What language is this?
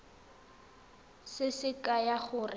Tswana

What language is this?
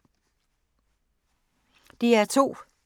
Danish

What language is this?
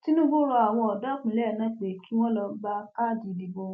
Yoruba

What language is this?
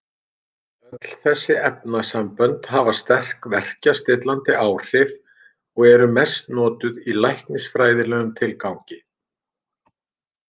Icelandic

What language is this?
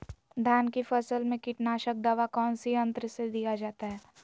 Magahi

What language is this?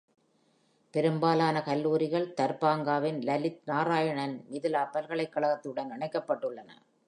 Tamil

